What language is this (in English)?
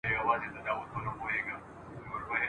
Pashto